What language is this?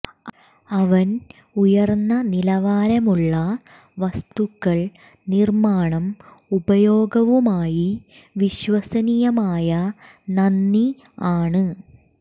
Malayalam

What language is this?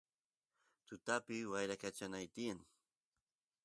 Santiago del Estero Quichua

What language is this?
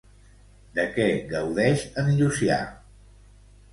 Catalan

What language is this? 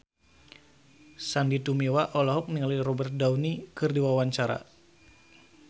Sundanese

